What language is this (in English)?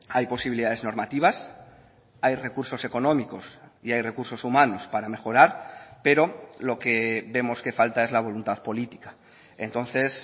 Spanish